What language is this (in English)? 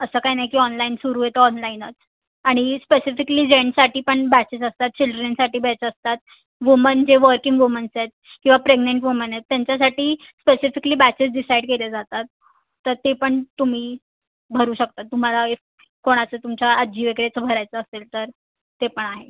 Marathi